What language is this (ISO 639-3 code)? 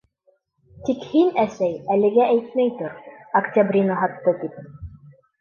bak